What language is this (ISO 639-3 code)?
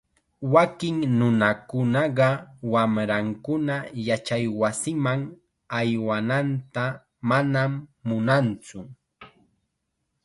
qxa